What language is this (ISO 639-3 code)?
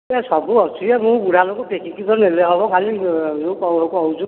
ori